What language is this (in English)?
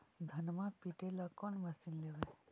Magahi